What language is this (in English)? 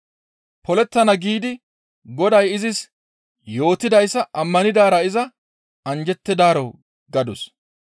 Gamo